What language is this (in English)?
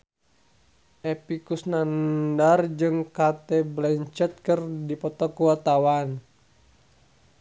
Sundanese